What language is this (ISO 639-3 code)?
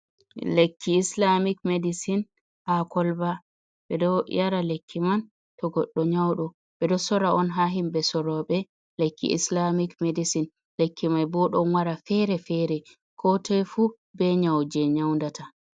ful